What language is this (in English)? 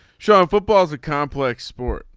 English